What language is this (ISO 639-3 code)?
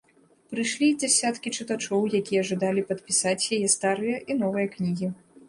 bel